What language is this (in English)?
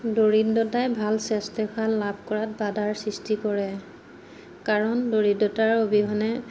Assamese